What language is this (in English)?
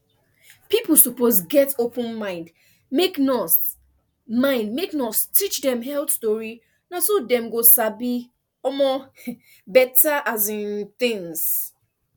Nigerian Pidgin